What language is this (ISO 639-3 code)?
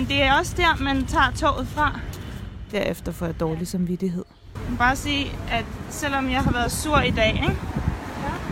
dan